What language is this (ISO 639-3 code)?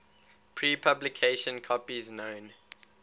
eng